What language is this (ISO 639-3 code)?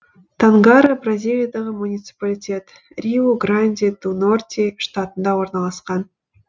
kaz